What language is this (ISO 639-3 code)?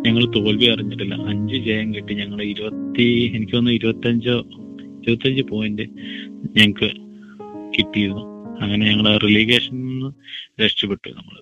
mal